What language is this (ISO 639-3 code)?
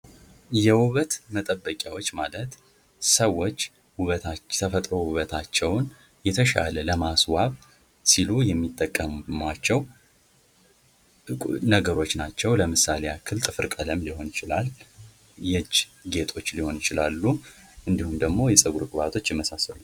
amh